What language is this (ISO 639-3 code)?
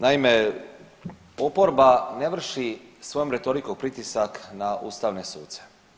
hrv